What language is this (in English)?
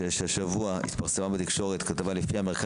Hebrew